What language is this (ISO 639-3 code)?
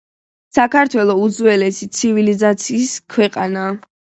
kat